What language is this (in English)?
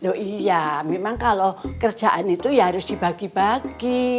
Indonesian